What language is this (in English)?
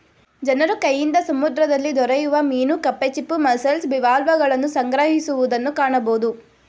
Kannada